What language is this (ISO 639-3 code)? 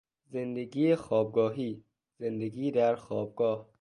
fas